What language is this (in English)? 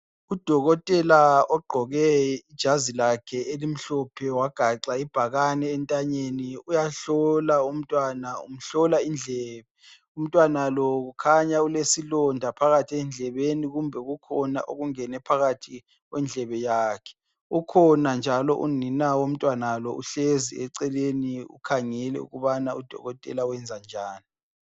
North Ndebele